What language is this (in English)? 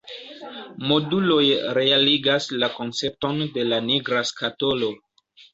Esperanto